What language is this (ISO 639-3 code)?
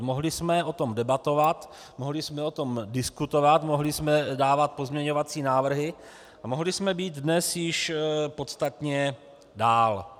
ces